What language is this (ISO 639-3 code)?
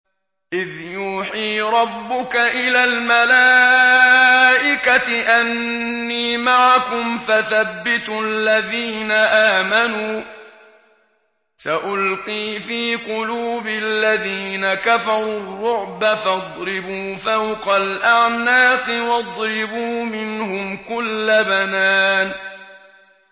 ara